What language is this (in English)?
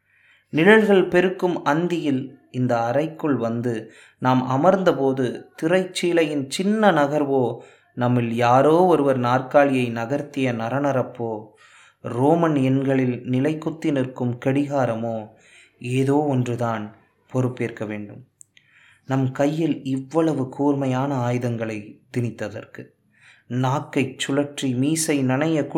Tamil